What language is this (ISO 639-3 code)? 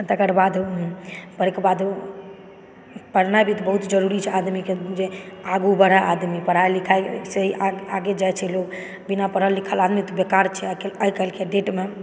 mai